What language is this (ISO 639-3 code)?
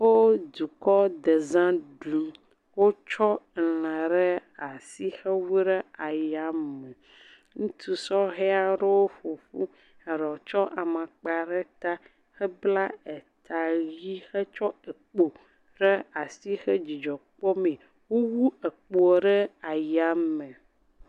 ewe